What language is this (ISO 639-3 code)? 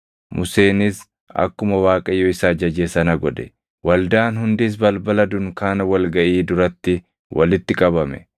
orm